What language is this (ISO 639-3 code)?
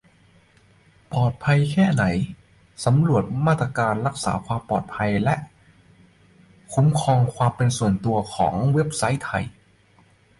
tha